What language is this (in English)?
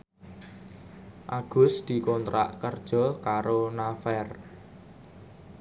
Javanese